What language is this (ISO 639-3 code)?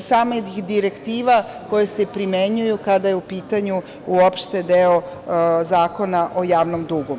srp